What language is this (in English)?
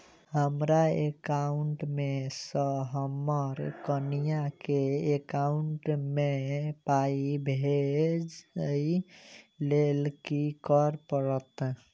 Maithili